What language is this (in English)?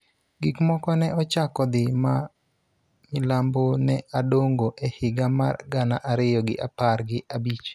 Luo (Kenya and Tanzania)